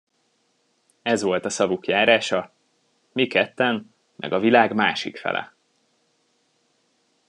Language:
Hungarian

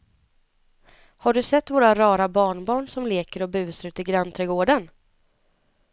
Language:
Swedish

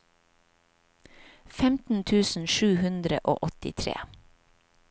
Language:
Norwegian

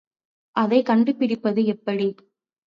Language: Tamil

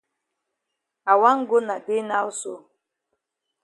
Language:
Cameroon Pidgin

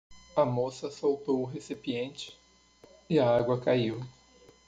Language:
Portuguese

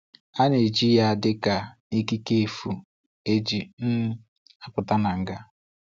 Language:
Igbo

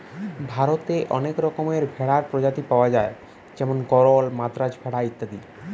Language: Bangla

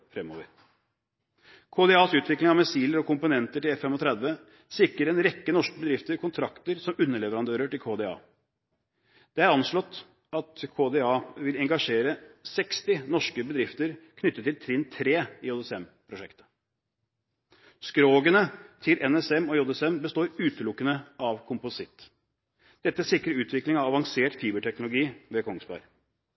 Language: Norwegian Bokmål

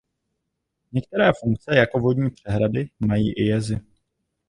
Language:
Czech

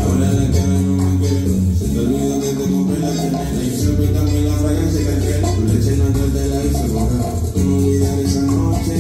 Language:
Spanish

